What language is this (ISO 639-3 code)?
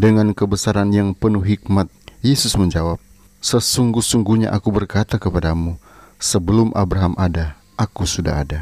ind